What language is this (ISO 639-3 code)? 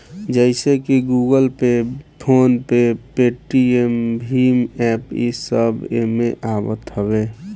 bho